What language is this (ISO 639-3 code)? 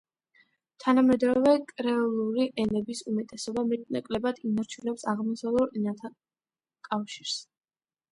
kat